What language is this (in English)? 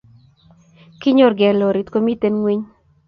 Kalenjin